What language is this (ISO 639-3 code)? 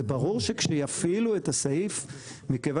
heb